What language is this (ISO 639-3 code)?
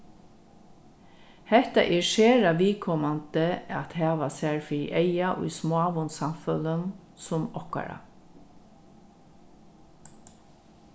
fao